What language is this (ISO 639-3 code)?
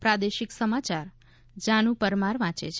guj